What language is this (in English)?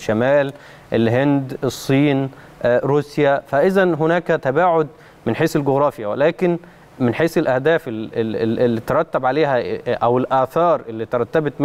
Arabic